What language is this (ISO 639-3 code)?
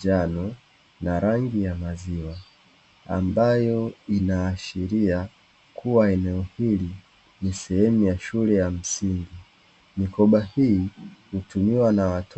swa